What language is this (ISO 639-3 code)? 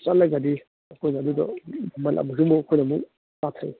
mni